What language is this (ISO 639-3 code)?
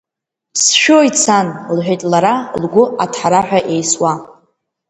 abk